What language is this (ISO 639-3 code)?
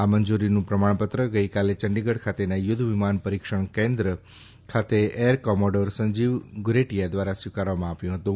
guj